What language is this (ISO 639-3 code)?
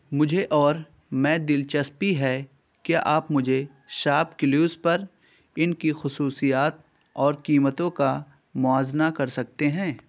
urd